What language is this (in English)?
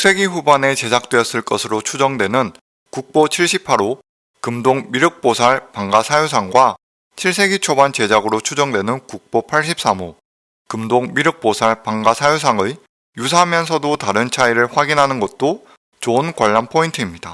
Korean